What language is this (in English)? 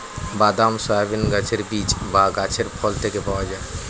Bangla